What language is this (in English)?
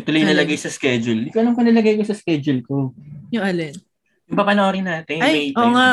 Filipino